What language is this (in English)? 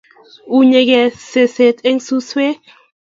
Kalenjin